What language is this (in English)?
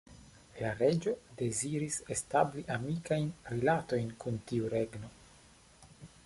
Esperanto